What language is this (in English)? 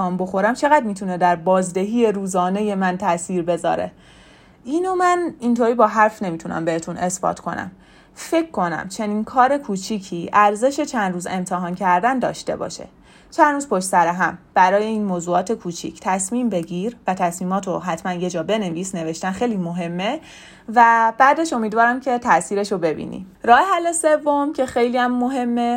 Persian